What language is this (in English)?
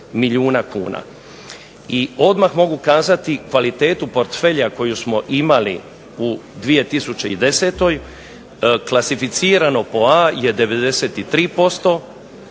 Croatian